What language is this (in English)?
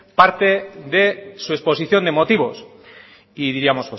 Spanish